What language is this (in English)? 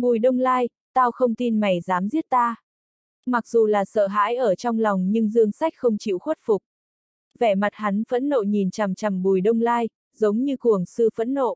Vietnamese